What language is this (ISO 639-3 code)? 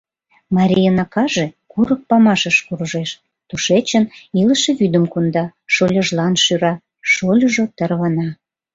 chm